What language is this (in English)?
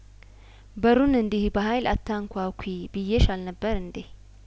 Amharic